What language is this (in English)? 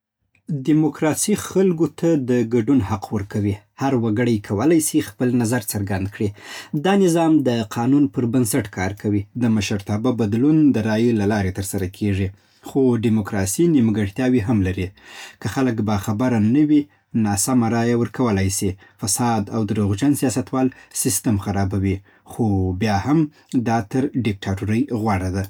Southern Pashto